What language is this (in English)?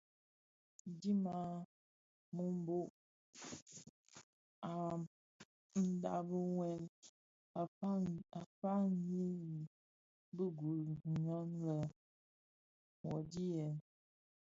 Bafia